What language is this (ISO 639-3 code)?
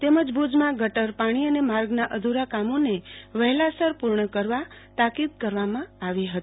guj